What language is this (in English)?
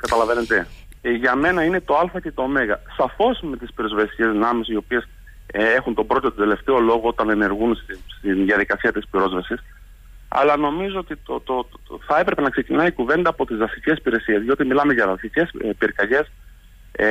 Greek